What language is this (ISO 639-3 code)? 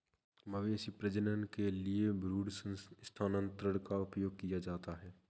hin